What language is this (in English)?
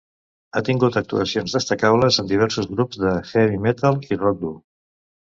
Catalan